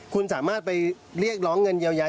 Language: Thai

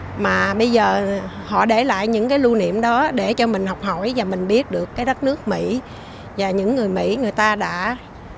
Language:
Vietnamese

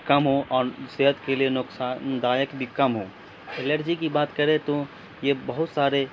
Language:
Urdu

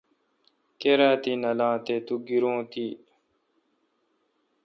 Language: Kalkoti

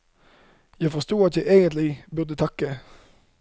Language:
Norwegian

